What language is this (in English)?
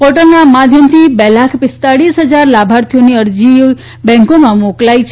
Gujarati